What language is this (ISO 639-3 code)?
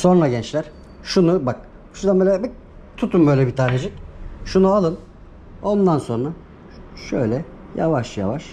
tur